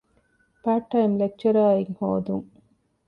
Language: Divehi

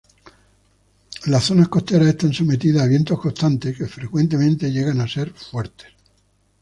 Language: Spanish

